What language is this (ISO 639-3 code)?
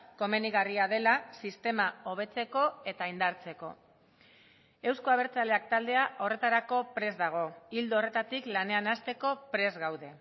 eus